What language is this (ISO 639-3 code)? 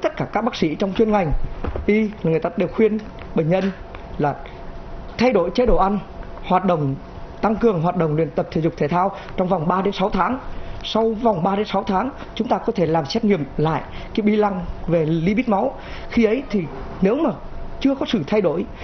vie